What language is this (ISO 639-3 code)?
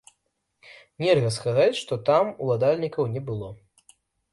bel